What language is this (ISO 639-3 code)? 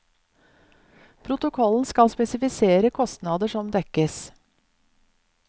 nor